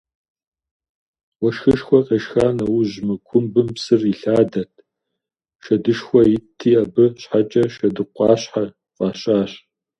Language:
Kabardian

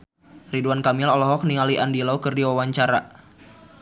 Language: Sundanese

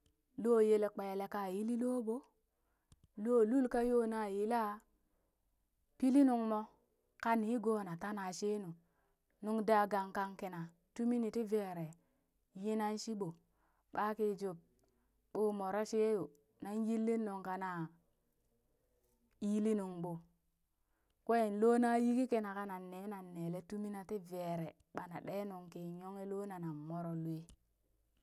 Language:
Burak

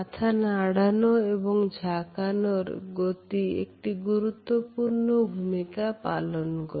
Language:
Bangla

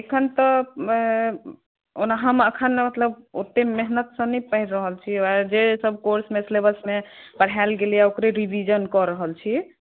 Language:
Maithili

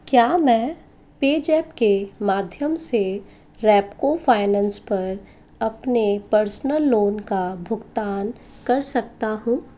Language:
Hindi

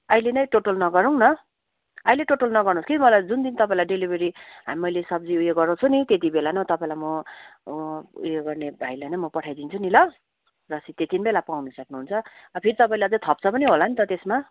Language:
Nepali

